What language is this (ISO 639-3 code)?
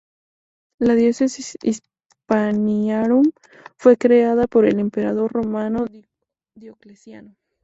spa